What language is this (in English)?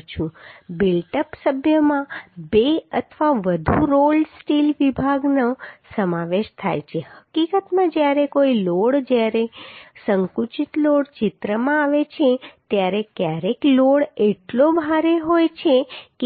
Gujarati